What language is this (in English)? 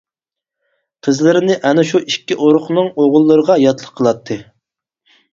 Uyghur